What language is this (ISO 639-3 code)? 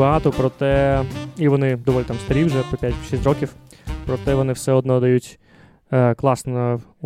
ukr